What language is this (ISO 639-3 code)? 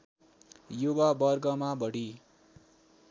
nep